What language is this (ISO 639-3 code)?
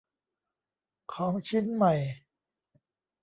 tha